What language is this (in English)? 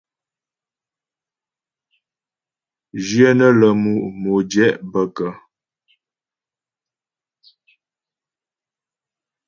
Ghomala